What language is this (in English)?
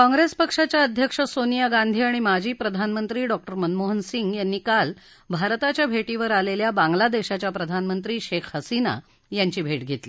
Marathi